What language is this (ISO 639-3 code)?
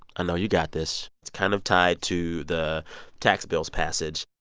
eng